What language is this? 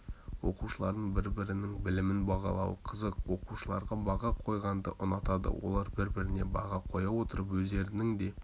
Kazakh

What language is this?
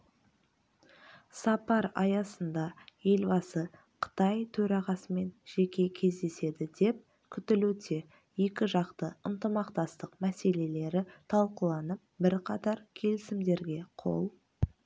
Kazakh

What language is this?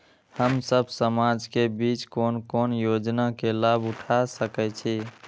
Maithili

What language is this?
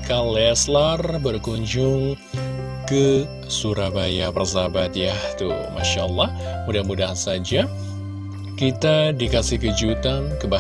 Indonesian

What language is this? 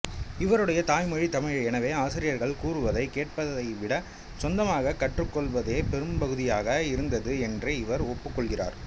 Tamil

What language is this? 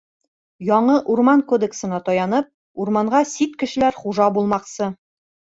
Bashkir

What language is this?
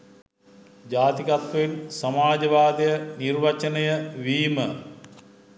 Sinhala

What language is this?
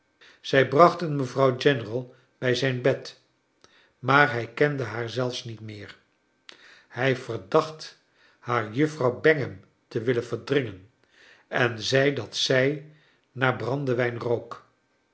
Dutch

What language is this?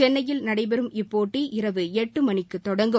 Tamil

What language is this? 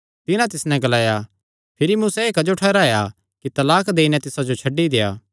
Kangri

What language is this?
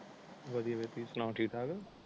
Punjabi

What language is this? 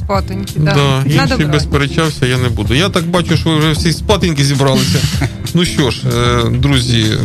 Ukrainian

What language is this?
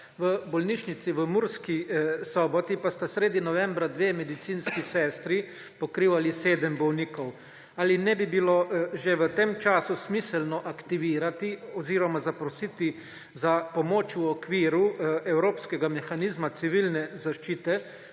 Slovenian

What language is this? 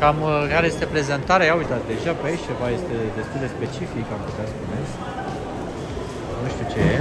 Romanian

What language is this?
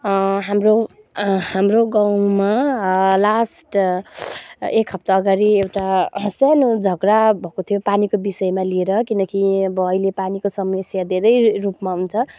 Nepali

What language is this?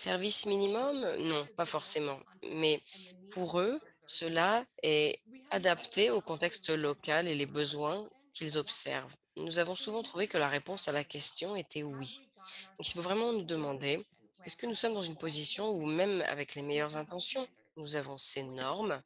French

